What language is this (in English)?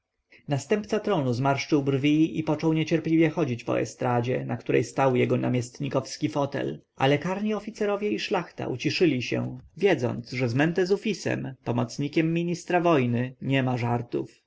Polish